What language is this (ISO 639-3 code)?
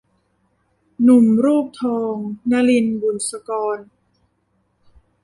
tha